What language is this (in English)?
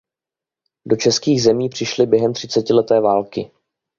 Czech